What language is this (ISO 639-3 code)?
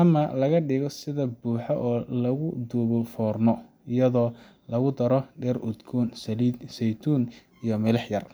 som